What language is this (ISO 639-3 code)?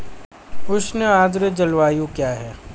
hin